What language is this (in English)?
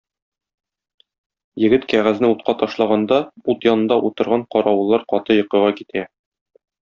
Tatar